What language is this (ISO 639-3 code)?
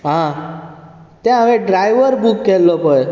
kok